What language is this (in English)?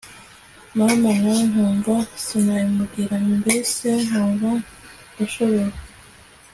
Kinyarwanda